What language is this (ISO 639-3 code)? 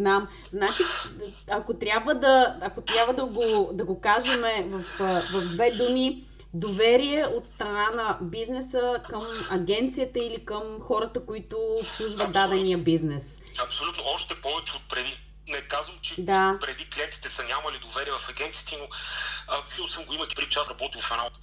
bul